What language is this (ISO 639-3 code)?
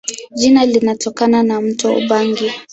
swa